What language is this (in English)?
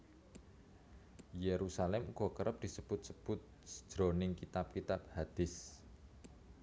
Javanese